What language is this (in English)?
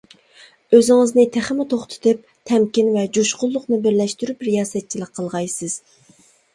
Uyghur